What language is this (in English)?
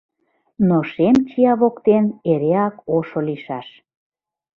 Mari